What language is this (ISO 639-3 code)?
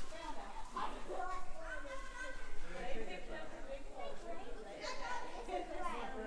eng